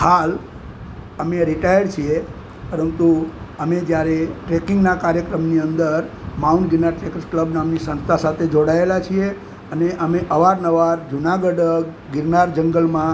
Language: Gujarati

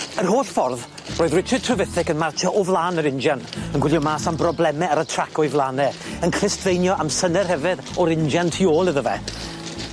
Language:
Welsh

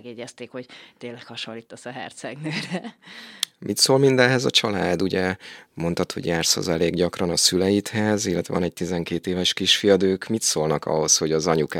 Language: Hungarian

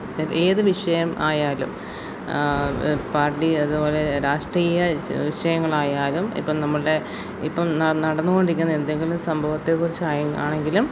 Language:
Malayalam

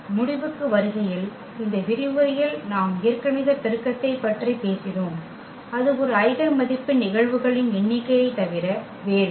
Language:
Tamil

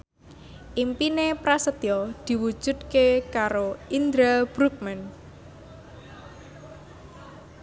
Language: Javanese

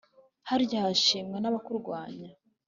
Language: Kinyarwanda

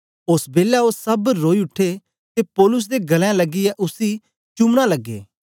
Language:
Dogri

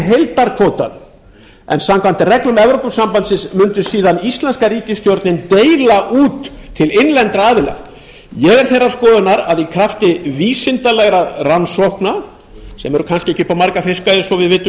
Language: Icelandic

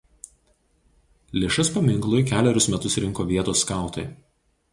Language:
Lithuanian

